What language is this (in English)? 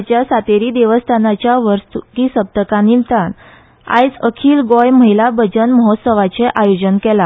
Konkani